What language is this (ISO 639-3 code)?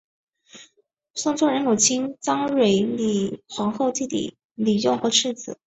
zho